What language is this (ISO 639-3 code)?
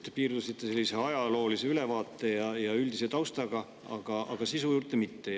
est